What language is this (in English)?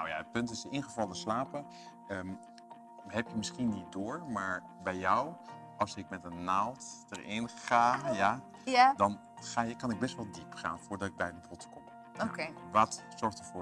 Dutch